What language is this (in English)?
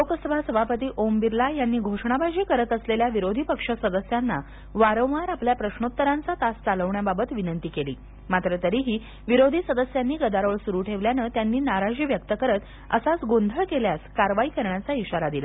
Marathi